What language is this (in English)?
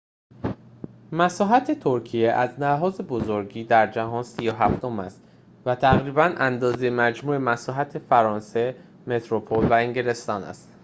Persian